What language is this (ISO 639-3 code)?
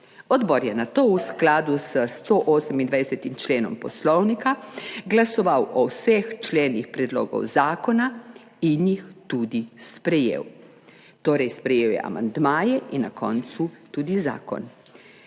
slv